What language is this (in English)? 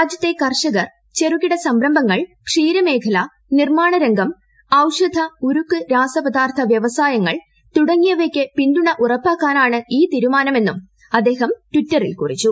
Malayalam